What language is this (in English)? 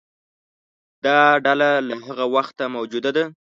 Pashto